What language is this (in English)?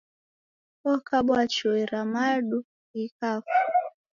Taita